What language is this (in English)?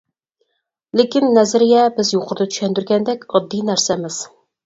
Uyghur